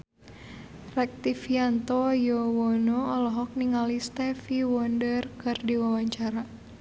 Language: Sundanese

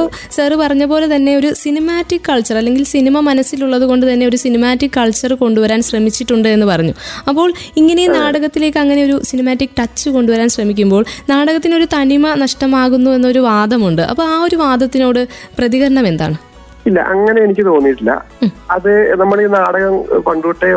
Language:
Malayalam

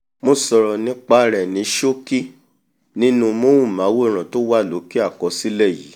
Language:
Yoruba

